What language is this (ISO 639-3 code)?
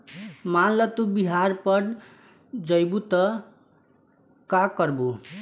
bho